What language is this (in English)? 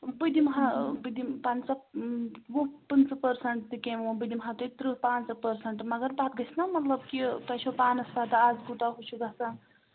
Kashmiri